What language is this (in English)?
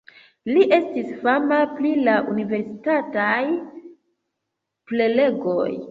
Esperanto